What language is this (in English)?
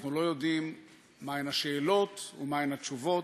Hebrew